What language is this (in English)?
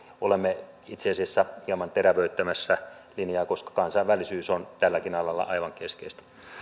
Finnish